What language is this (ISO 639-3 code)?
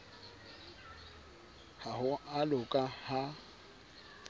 sot